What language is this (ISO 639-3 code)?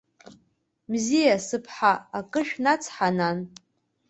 abk